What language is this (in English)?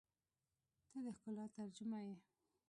Pashto